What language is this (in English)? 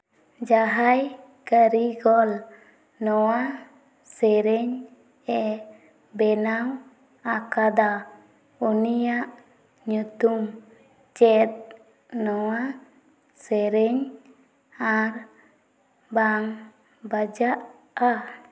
Santali